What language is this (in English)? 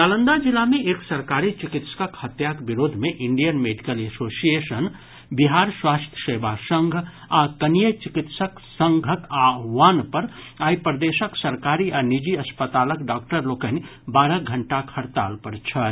Maithili